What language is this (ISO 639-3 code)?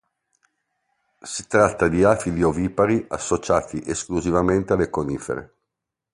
ita